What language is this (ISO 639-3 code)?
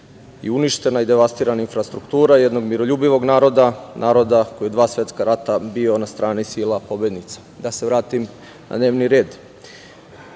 srp